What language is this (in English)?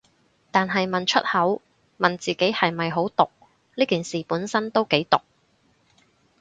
Cantonese